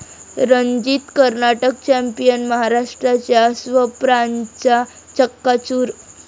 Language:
Marathi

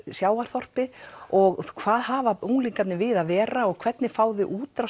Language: Icelandic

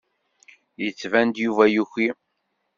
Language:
Kabyle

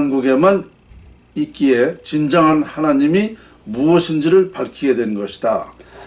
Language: Korean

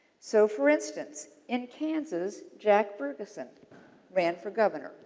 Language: English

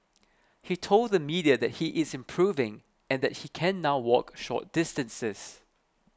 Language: English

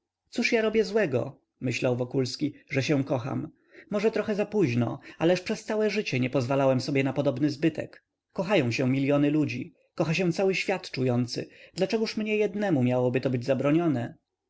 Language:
Polish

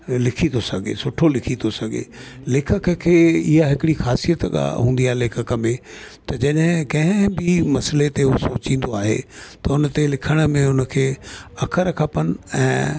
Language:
Sindhi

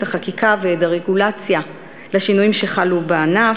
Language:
Hebrew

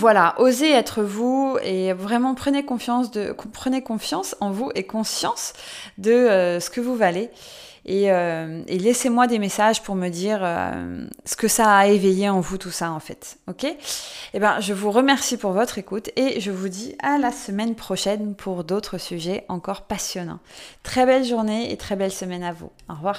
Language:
French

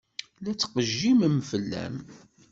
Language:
Kabyle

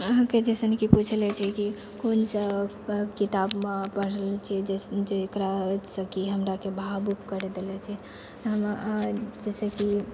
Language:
Maithili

